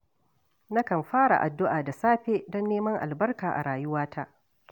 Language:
Hausa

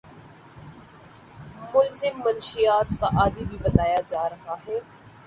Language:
Urdu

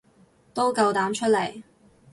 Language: Cantonese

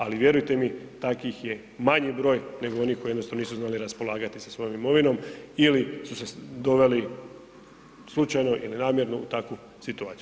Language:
Croatian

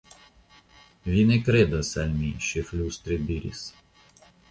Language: Esperanto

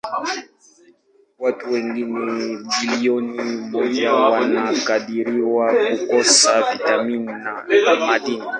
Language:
Swahili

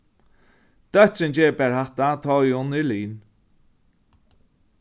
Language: Faroese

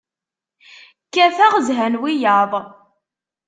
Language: Kabyle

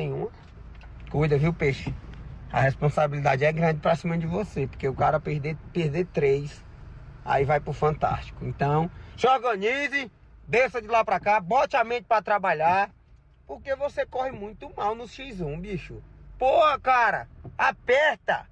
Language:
Portuguese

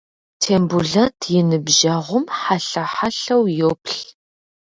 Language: Kabardian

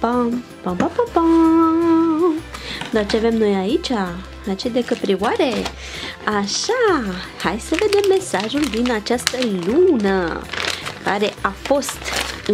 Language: Romanian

